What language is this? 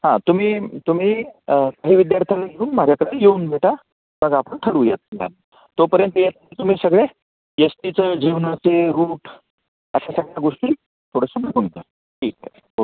Marathi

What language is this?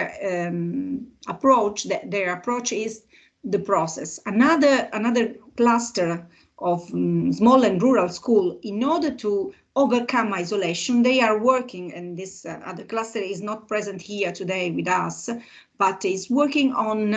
English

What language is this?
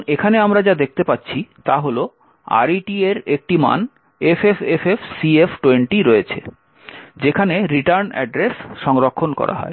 Bangla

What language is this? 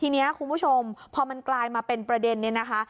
Thai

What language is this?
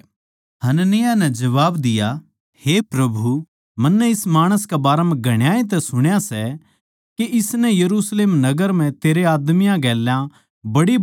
Haryanvi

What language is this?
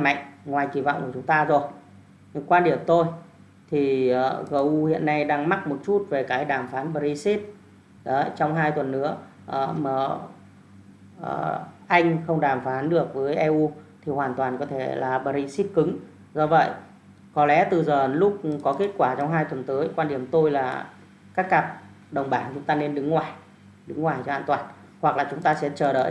Vietnamese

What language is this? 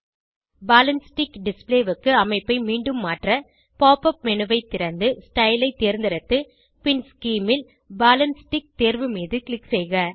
Tamil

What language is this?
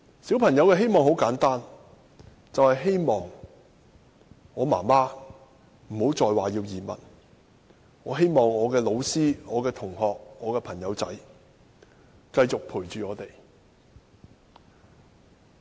Cantonese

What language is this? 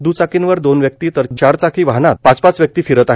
Marathi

